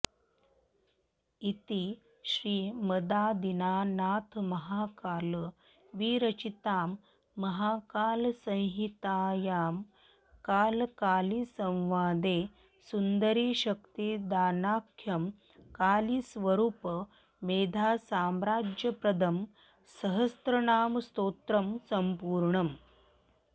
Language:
Sanskrit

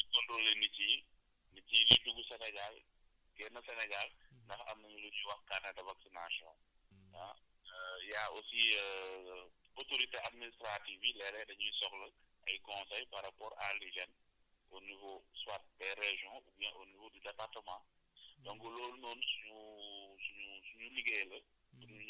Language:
Wolof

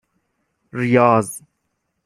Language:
Persian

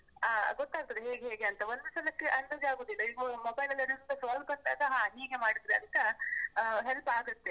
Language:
Kannada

